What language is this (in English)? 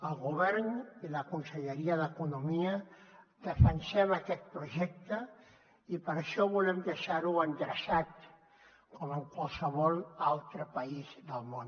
Catalan